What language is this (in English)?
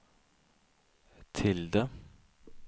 Swedish